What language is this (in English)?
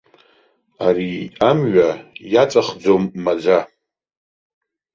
Abkhazian